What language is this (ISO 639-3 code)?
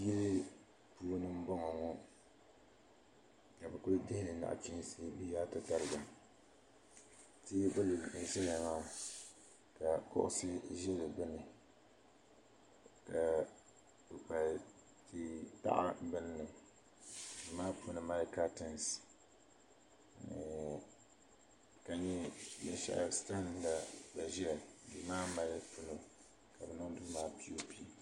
dag